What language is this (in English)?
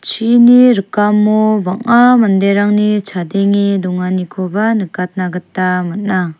Garo